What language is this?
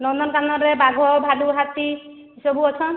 Odia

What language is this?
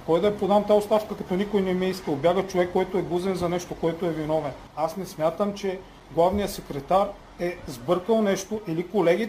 Bulgarian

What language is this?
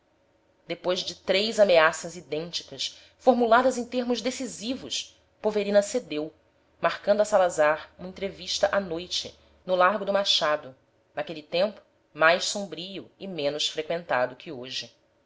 Portuguese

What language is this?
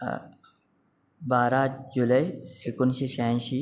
Marathi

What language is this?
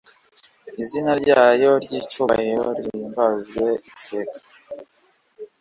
Kinyarwanda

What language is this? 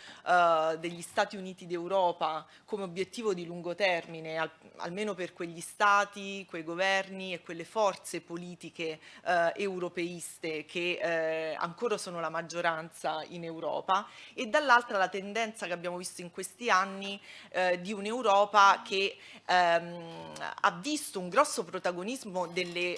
Italian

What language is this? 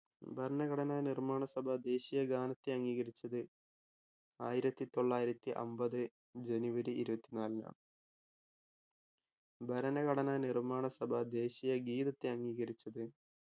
Malayalam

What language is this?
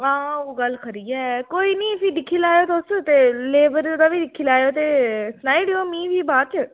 Dogri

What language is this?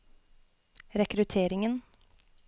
Norwegian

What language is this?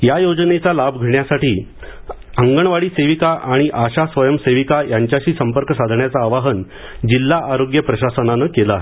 Marathi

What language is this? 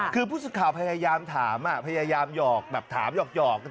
Thai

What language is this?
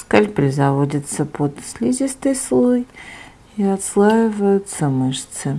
Russian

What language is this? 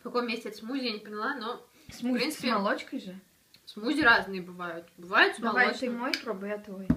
Russian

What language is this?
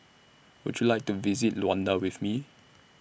English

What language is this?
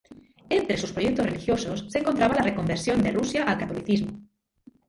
Spanish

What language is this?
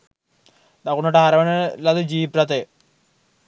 Sinhala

